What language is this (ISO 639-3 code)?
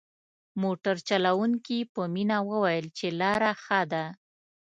pus